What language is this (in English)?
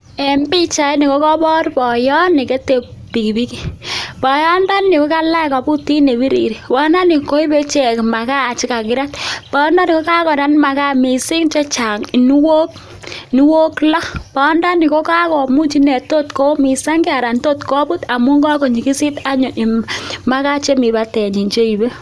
Kalenjin